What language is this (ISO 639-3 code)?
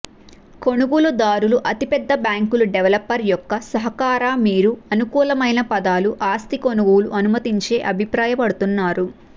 tel